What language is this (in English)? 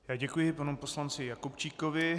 Czech